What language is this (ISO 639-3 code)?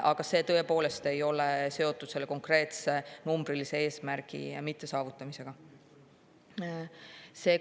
est